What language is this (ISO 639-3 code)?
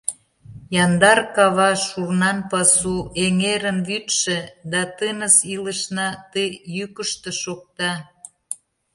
chm